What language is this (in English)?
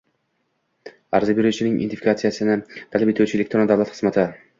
Uzbek